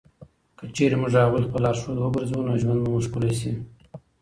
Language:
Pashto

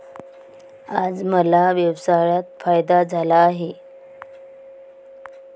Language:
Marathi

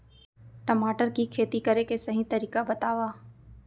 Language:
Chhattisgarhi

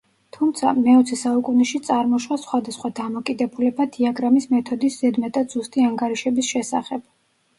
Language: Georgian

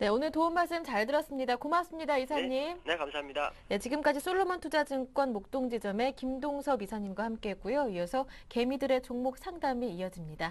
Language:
Korean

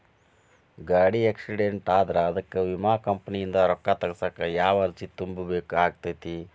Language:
Kannada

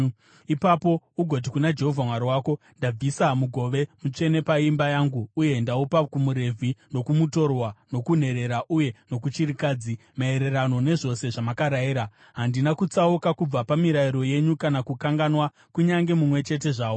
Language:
Shona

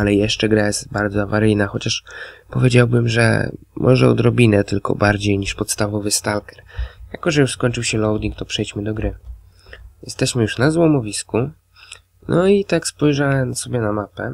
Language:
Polish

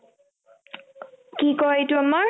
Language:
Assamese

